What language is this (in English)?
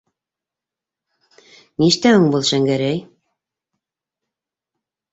Bashkir